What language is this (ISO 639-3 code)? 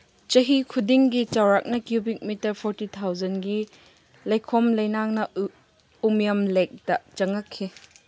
mni